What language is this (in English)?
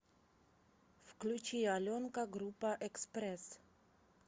Russian